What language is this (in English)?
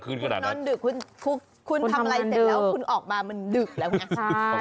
Thai